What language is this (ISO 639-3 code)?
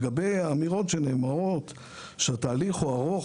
heb